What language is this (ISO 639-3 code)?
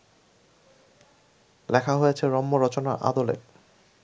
ben